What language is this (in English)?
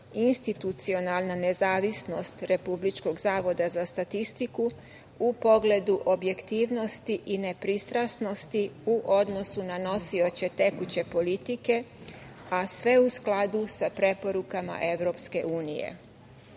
Serbian